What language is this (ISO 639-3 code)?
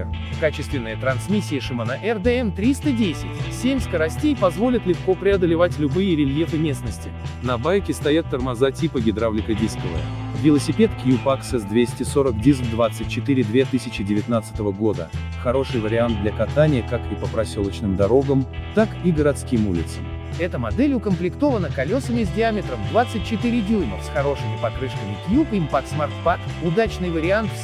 rus